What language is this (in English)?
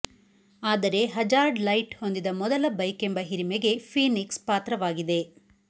Kannada